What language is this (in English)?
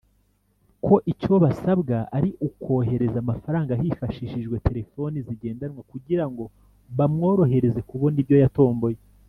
Kinyarwanda